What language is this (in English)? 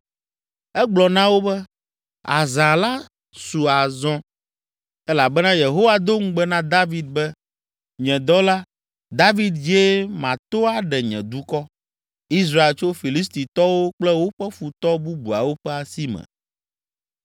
Ewe